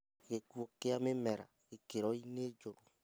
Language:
Kikuyu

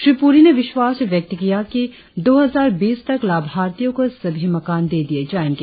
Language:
Hindi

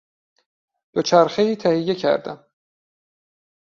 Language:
Persian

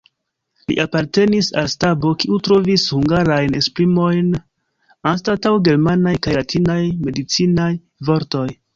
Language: Esperanto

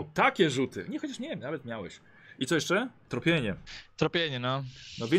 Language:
Polish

